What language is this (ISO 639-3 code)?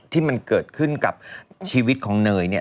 tha